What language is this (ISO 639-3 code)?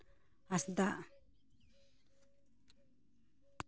sat